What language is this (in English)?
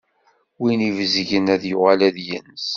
Kabyle